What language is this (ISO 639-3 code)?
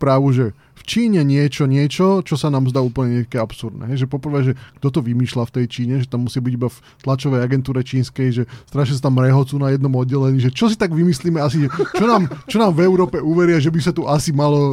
slk